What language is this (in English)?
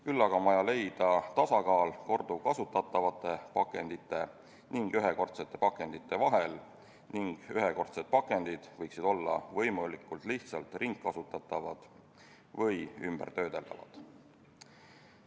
Estonian